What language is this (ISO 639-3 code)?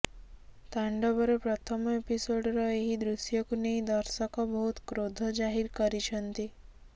ori